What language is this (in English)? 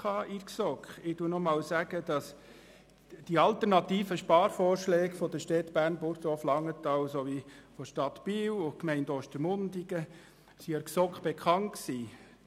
Swiss German